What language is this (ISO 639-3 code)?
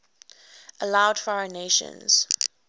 eng